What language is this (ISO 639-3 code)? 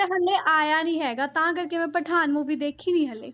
pan